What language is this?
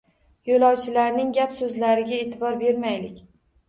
Uzbek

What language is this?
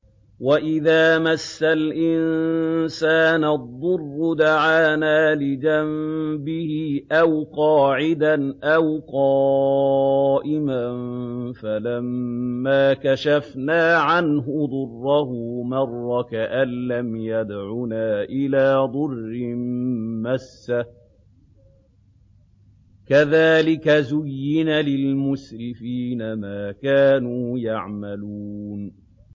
Arabic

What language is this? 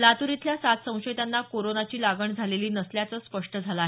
Marathi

